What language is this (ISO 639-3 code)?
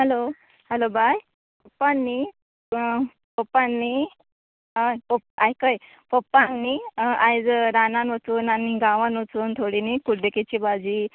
kok